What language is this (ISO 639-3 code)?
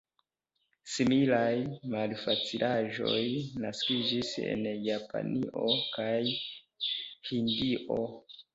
epo